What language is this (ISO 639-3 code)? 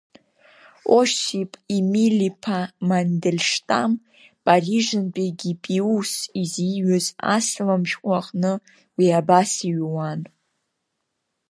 abk